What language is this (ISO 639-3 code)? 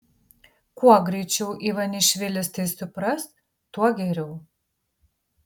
lit